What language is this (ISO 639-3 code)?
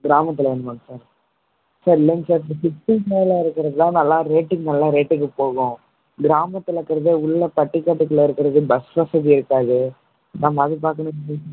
tam